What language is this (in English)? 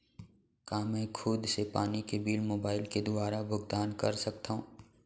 Chhattisgarhi